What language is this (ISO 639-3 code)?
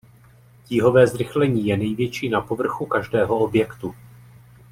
ces